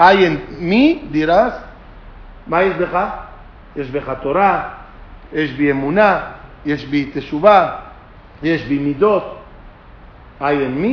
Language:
Spanish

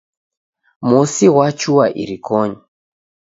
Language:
Taita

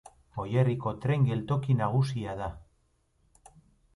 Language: Basque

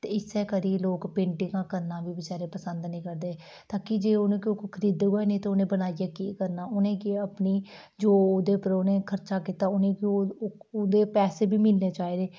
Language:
Dogri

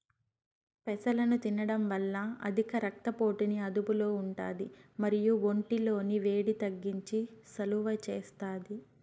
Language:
Telugu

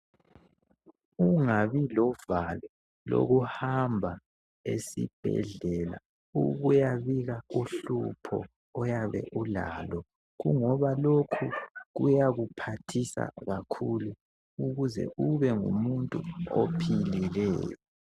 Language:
North Ndebele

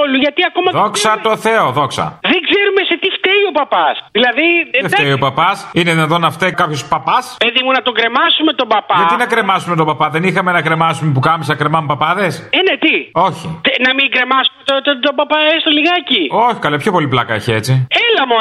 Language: Greek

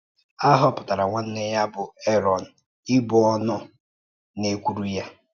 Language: Igbo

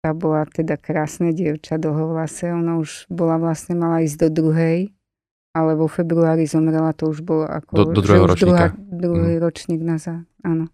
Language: Slovak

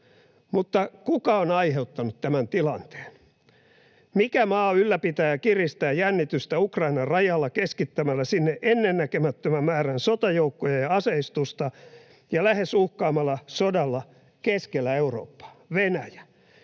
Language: Finnish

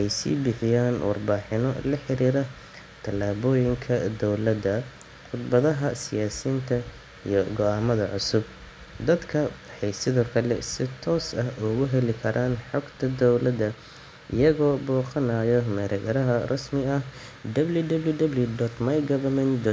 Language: Somali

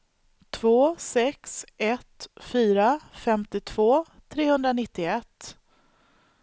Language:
Swedish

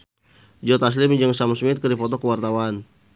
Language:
Sundanese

